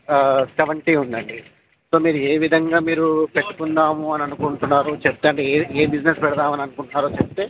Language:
Telugu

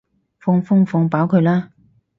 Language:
Cantonese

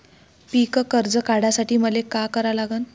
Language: Marathi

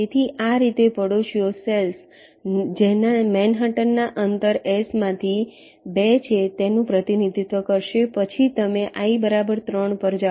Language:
Gujarati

